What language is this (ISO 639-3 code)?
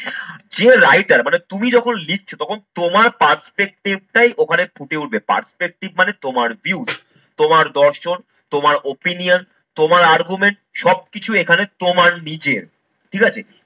ben